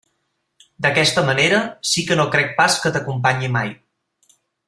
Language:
Catalan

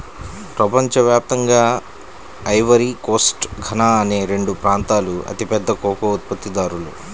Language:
Telugu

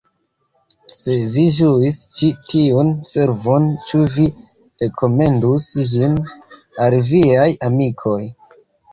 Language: Esperanto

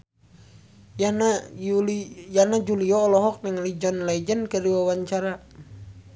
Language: Sundanese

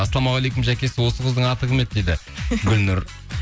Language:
Kazakh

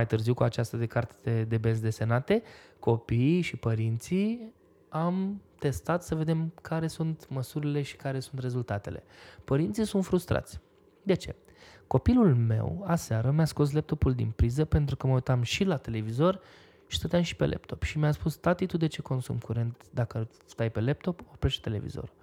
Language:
Romanian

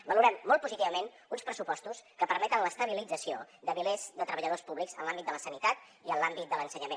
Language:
Catalan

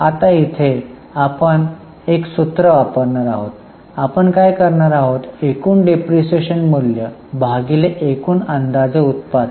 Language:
Marathi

